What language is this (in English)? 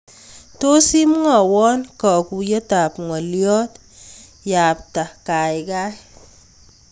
Kalenjin